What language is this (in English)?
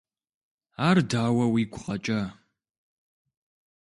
Kabardian